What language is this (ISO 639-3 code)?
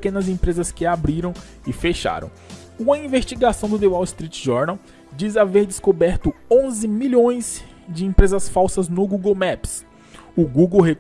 por